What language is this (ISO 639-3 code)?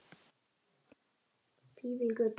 isl